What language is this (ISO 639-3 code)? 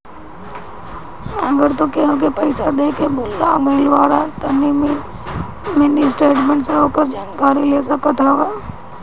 bho